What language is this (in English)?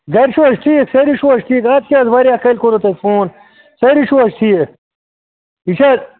Kashmiri